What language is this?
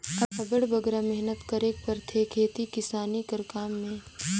Chhattisgarhi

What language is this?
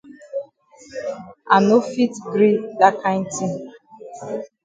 Cameroon Pidgin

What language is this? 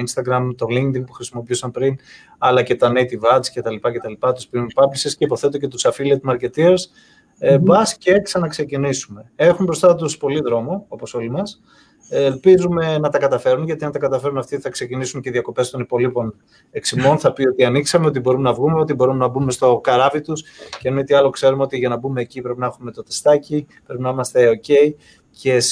Greek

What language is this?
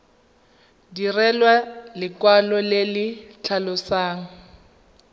Tswana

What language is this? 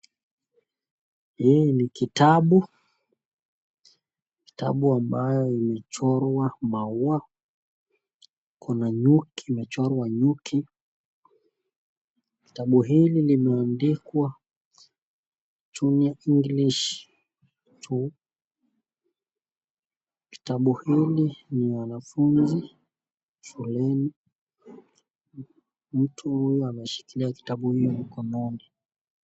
Swahili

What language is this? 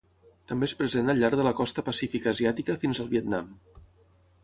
Catalan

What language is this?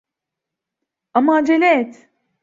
Turkish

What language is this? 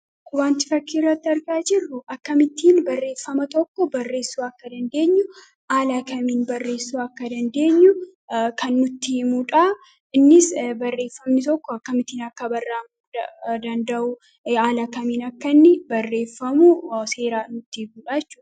Oromo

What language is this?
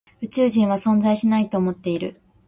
Japanese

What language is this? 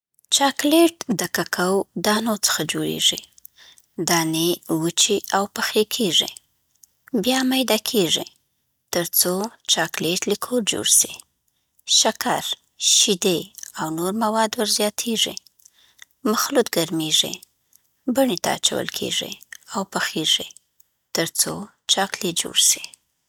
Southern Pashto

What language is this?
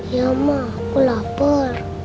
Indonesian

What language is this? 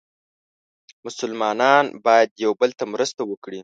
Pashto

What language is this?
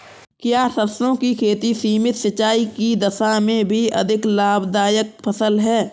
Hindi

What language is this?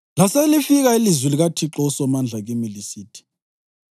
North Ndebele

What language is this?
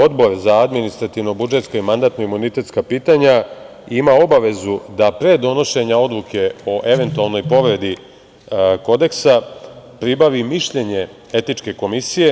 Serbian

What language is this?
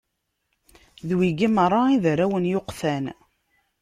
Kabyle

